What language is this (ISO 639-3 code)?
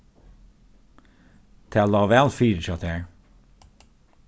fao